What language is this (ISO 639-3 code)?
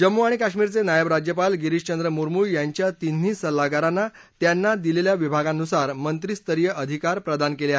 mar